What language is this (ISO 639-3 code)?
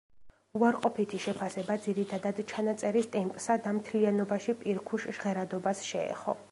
kat